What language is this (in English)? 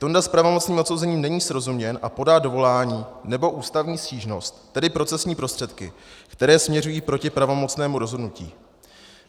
Czech